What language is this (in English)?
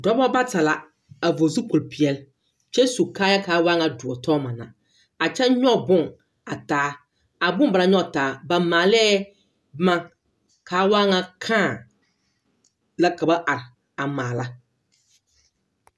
Southern Dagaare